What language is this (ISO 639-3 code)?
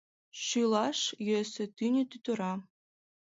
chm